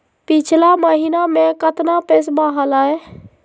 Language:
Magahi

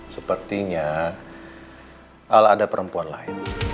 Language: Indonesian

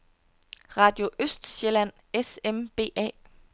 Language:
Danish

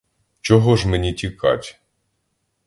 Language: Ukrainian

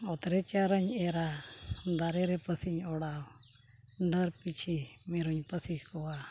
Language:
Santali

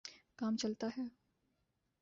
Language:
Urdu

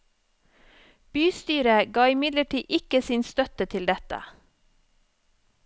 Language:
Norwegian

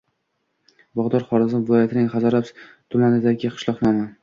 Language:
Uzbek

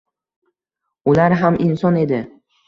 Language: Uzbek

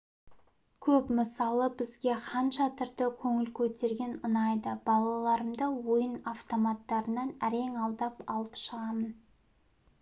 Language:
Kazakh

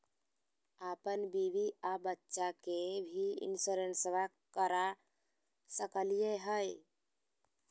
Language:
Magahi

